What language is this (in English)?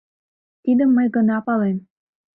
Mari